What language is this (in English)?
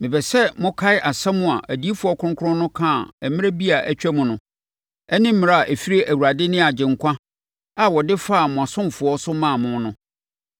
Akan